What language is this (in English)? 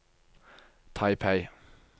Norwegian